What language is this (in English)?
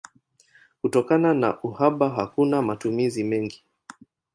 Swahili